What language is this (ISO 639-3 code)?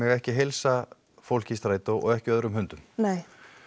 isl